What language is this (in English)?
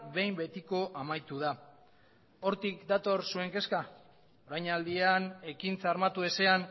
Basque